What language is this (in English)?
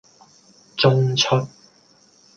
Cantonese